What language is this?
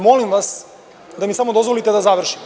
Serbian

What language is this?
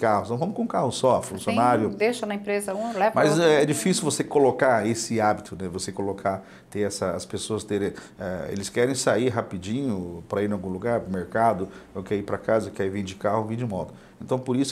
Portuguese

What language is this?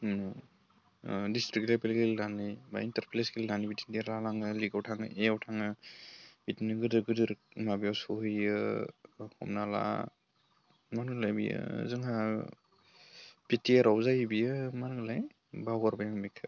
Bodo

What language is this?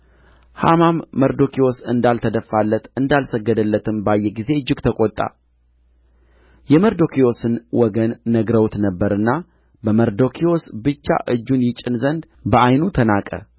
Amharic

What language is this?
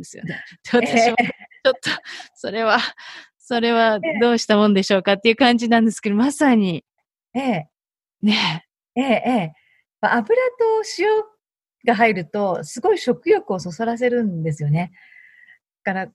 Japanese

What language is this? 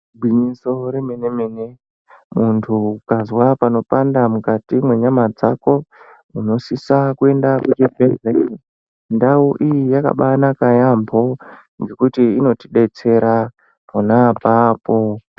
Ndau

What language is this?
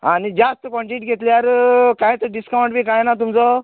Konkani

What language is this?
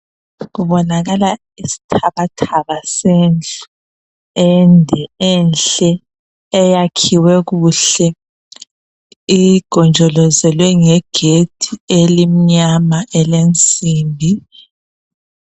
North Ndebele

